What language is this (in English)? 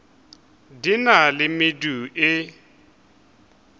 Northern Sotho